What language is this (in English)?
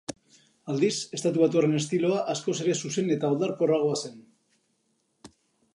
Basque